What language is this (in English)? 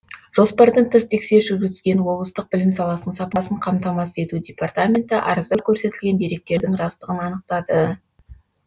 Kazakh